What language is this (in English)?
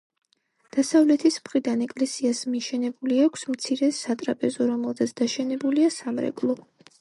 Georgian